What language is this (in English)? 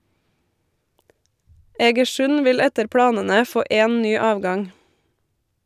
Norwegian